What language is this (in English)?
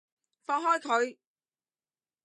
Cantonese